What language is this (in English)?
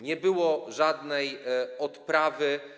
Polish